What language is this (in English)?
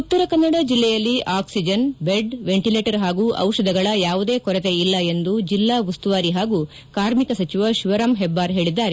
Kannada